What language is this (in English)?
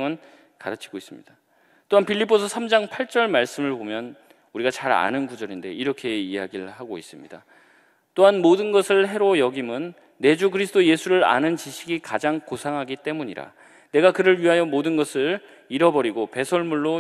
Korean